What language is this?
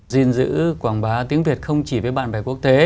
Vietnamese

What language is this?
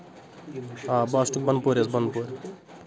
Kashmiri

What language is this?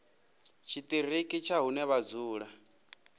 Venda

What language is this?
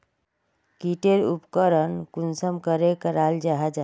Magahi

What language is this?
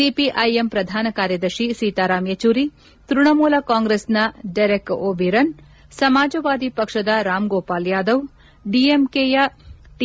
Kannada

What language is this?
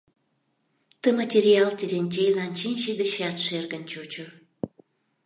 Mari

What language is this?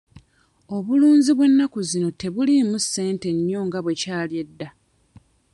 Ganda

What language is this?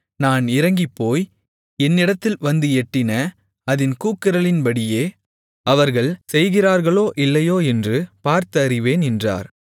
Tamil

